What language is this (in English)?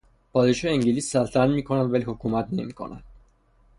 Persian